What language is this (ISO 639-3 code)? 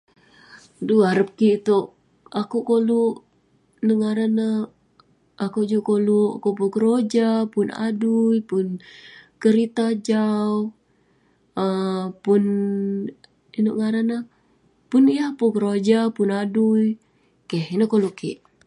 pne